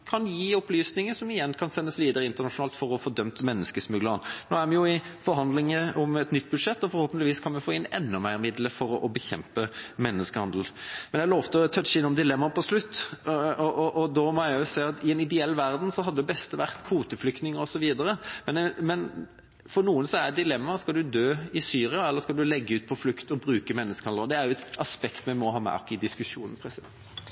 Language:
Norwegian Bokmål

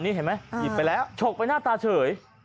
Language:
Thai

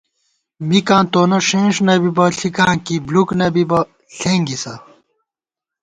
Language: Gawar-Bati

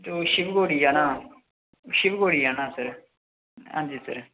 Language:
Dogri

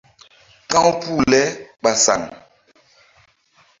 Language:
Mbum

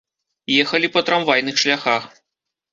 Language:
Belarusian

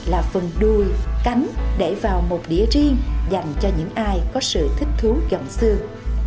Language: Vietnamese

